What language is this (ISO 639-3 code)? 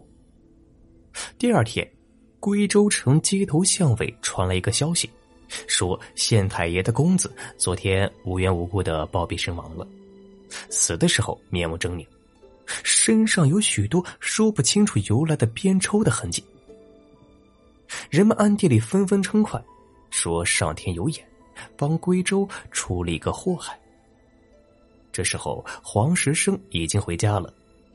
zho